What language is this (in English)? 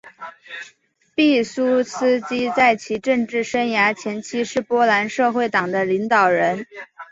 Chinese